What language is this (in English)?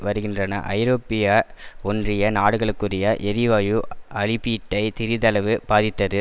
Tamil